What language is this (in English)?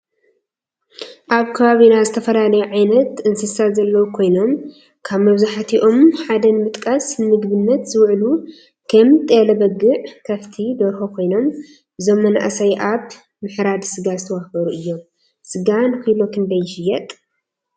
Tigrinya